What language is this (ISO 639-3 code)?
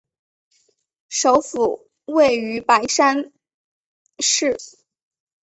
zho